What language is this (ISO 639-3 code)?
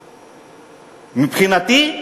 heb